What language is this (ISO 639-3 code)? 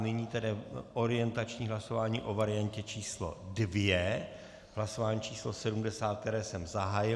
ces